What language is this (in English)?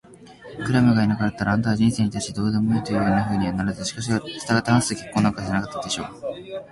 Japanese